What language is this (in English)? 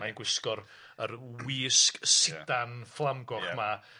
Welsh